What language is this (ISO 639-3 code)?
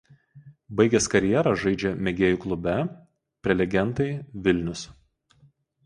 lit